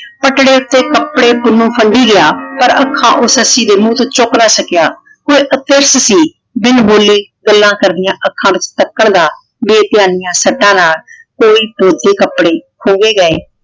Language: Punjabi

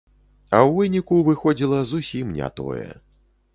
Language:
Belarusian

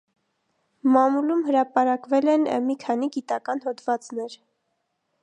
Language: Armenian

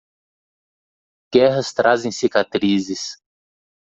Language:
Portuguese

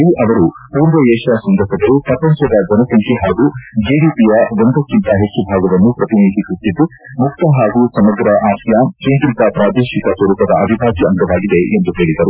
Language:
Kannada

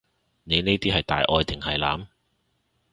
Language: Cantonese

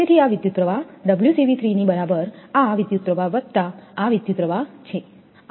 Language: Gujarati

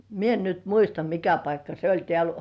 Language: Finnish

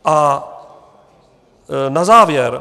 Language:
Czech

